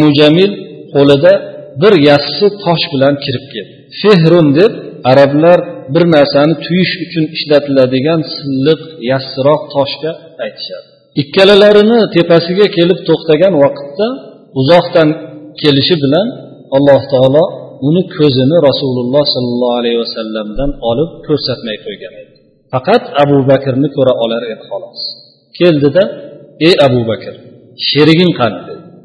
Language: Bulgarian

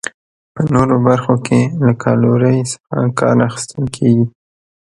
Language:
Pashto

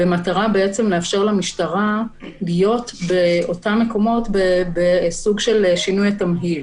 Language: Hebrew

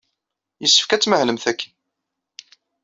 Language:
Kabyle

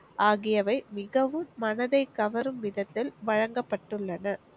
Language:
Tamil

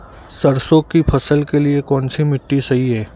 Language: Hindi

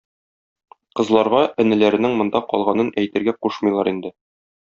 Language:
Tatar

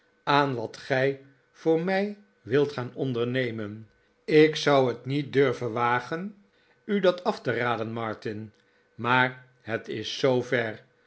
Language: Dutch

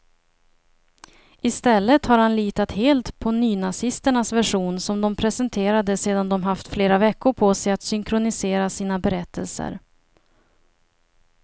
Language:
Swedish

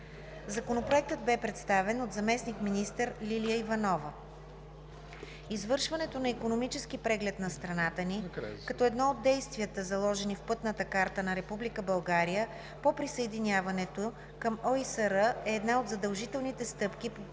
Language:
Bulgarian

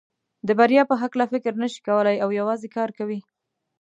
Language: Pashto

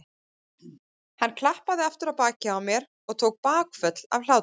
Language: Icelandic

